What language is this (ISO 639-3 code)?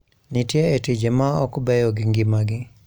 luo